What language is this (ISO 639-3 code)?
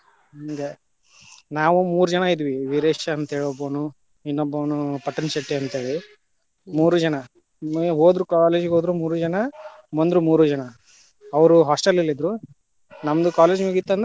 kan